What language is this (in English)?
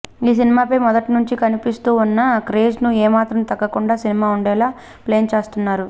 Telugu